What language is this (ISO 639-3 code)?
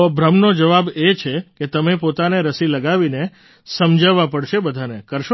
guj